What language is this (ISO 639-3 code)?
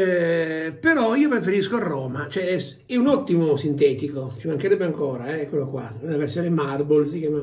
ita